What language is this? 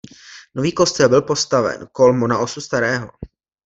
Czech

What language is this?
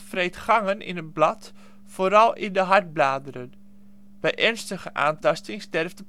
Dutch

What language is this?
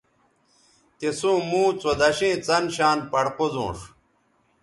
Bateri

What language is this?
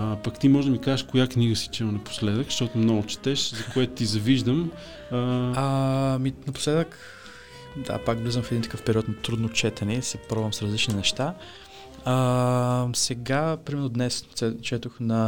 Bulgarian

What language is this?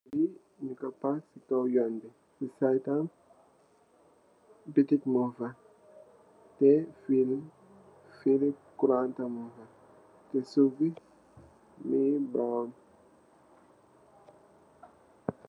Wolof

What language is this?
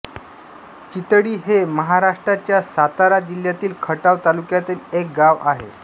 Marathi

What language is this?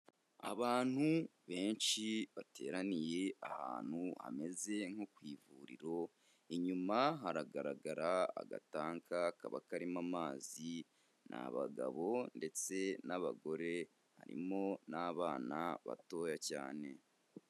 Kinyarwanda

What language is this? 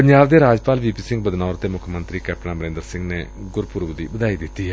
Punjabi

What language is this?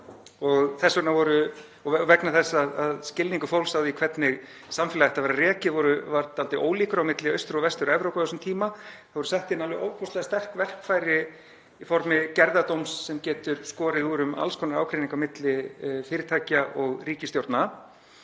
Icelandic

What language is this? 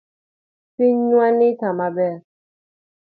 Luo (Kenya and Tanzania)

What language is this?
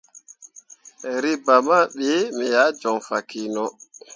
Mundang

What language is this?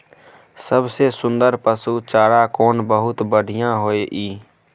Maithili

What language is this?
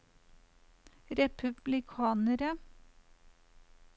Norwegian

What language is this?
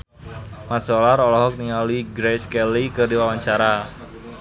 Sundanese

